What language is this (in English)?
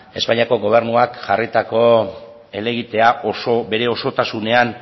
Basque